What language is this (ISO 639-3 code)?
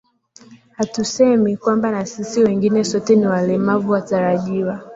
swa